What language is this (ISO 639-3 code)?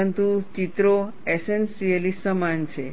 guj